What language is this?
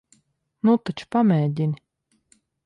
Latvian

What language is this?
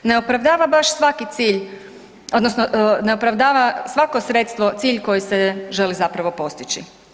Croatian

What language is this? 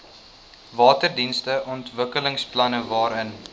Afrikaans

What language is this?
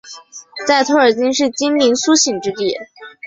Chinese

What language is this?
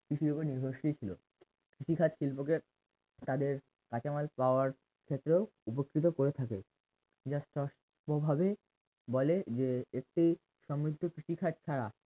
Bangla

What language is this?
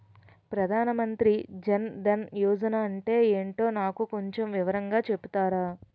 Telugu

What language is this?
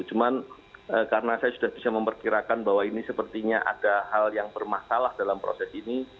Indonesian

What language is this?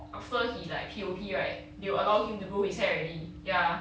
English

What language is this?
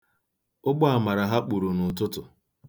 Igbo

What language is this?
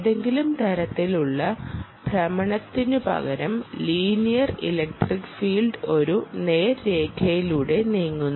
Malayalam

